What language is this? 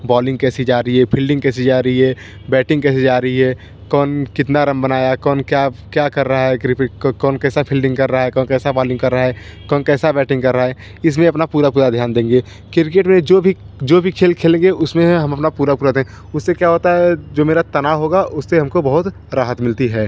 Hindi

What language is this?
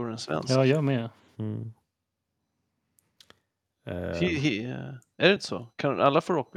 Swedish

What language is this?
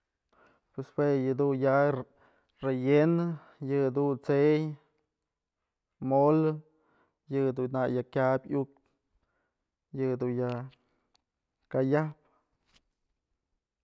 Mazatlán Mixe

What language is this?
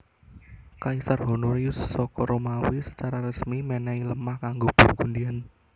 Javanese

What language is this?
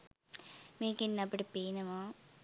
Sinhala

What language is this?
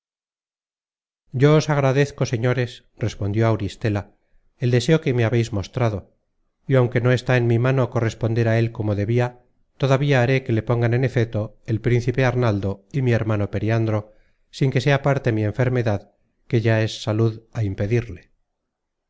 Spanish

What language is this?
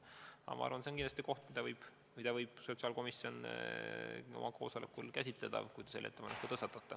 Estonian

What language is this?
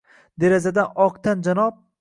Uzbek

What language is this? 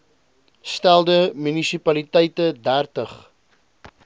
Afrikaans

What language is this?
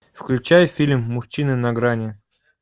Russian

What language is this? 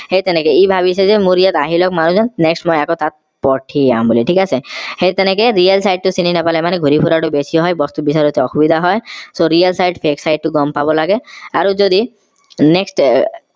Assamese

